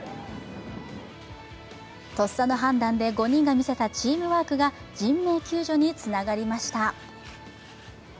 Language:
Japanese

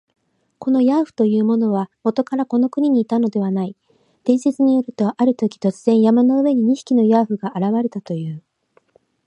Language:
Japanese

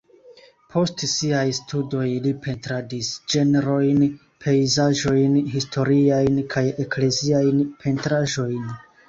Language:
Esperanto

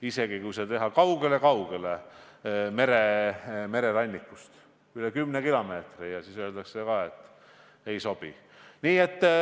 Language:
Estonian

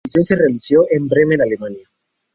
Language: Spanish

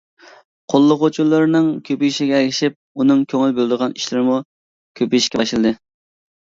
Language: Uyghur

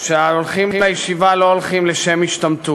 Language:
Hebrew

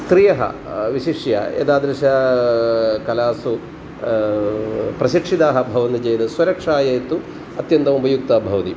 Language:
Sanskrit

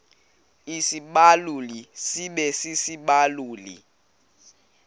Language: Xhosa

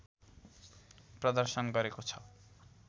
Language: Nepali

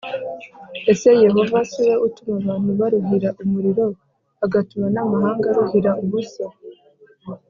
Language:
Kinyarwanda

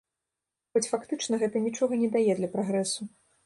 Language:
Belarusian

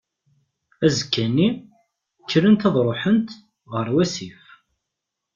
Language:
Kabyle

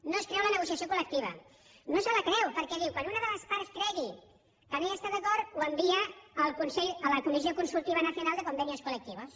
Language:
Catalan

